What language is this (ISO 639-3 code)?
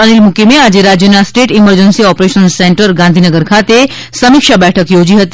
guj